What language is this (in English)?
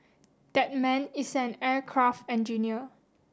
English